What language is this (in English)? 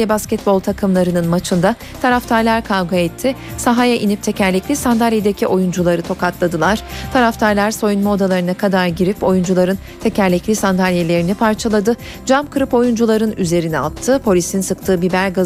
Turkish